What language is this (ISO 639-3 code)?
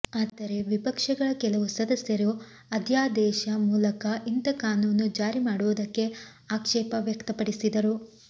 kan